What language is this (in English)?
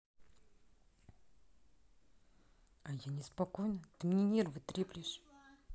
Russian